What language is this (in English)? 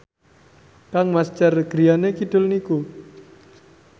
Javanese